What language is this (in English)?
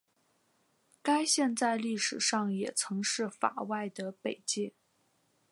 Chinese